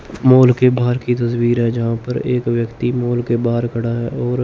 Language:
Hindi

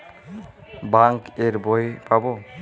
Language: Bangla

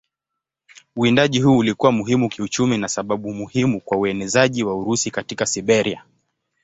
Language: Swahili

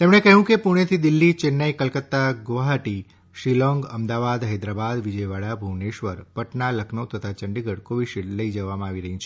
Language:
Gujarati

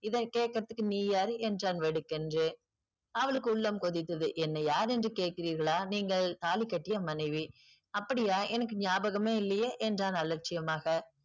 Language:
Tamil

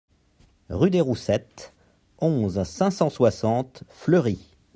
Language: French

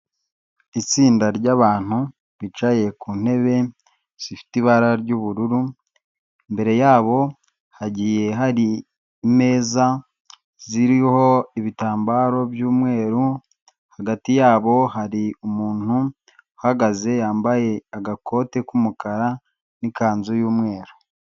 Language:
Kinyarwanda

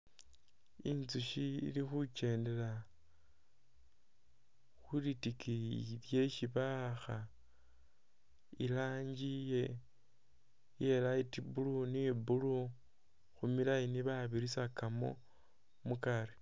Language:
Masaaba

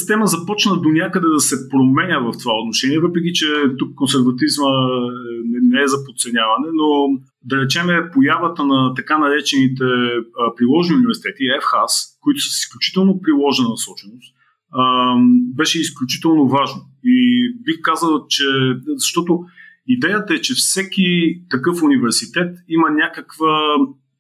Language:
Bulgarian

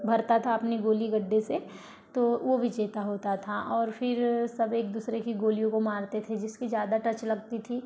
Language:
Hindi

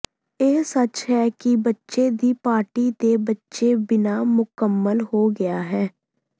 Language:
Punjabi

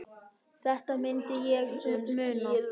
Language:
Icelandic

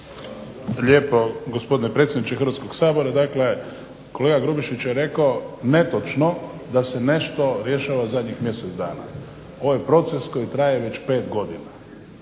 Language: Croatian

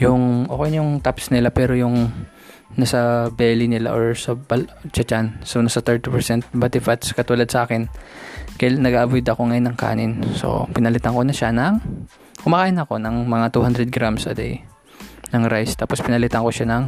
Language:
Filipino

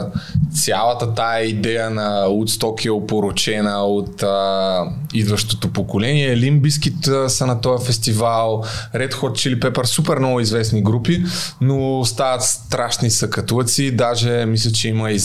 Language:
Bulgarian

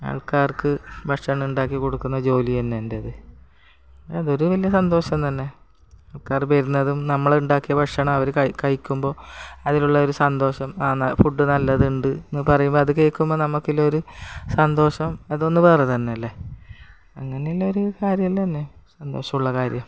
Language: Malayalam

